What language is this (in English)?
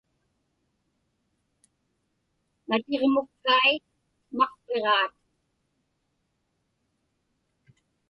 Inupiaq